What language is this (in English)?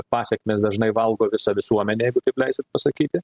Lithuanian